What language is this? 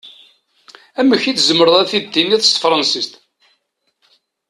Kabyle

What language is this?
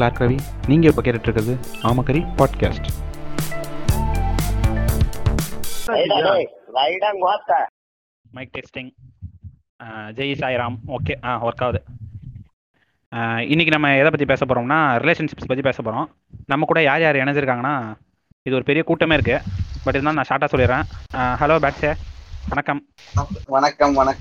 Tamil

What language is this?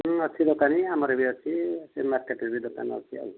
Odia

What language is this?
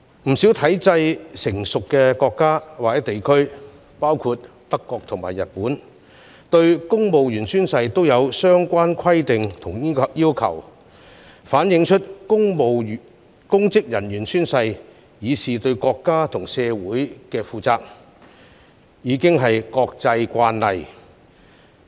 Cantonese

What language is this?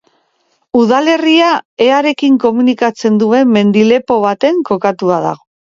Basque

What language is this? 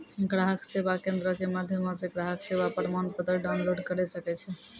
Maithili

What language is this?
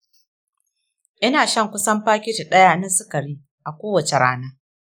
Hausa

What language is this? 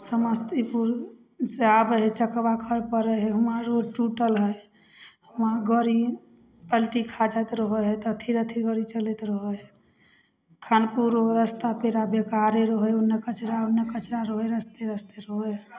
Maithili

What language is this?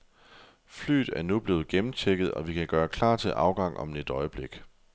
Danish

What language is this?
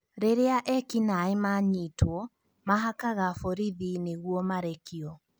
Kikuyu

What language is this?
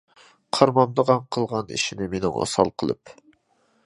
Uyghur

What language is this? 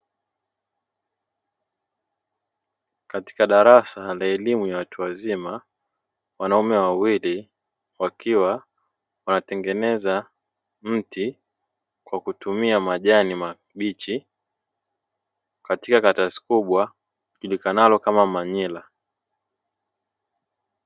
Swahili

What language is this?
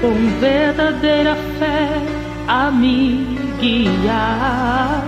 Portuguese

